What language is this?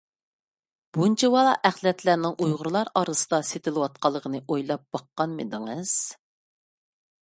Uyghur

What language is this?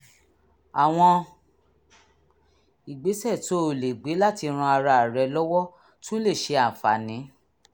Yoruba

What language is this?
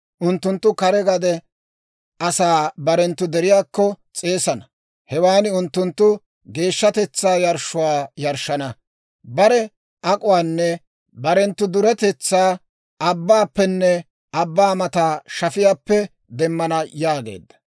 Dawro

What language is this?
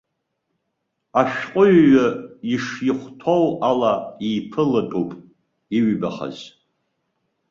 Abkhazian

